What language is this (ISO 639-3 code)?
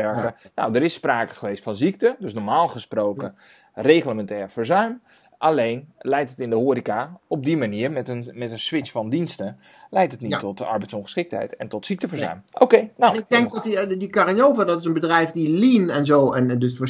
nld